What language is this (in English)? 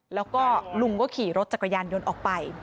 Thai